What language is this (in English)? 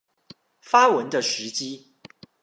Chinese